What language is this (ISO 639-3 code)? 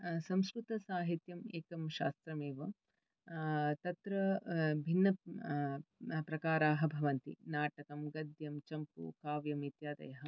san